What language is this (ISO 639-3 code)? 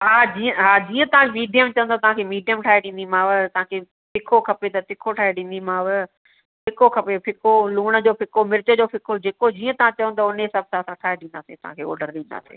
snd